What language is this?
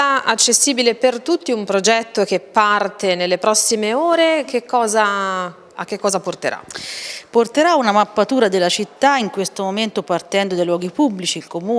Italian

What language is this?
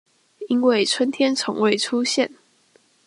Chinese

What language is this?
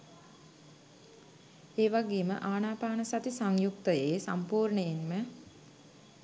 Sinhala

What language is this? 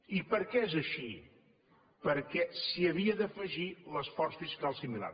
Catalan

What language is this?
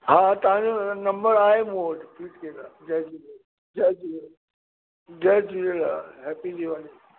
Sindhi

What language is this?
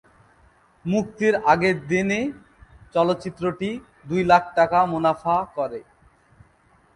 Bangla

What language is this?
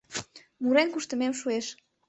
Mari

